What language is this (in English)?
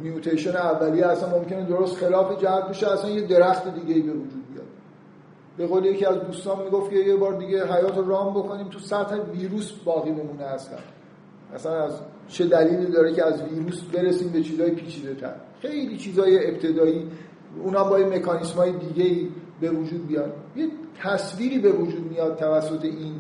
Persian